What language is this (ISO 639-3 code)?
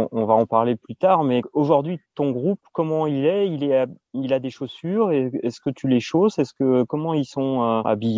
fra